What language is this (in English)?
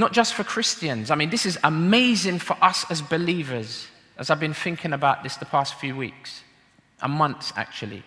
English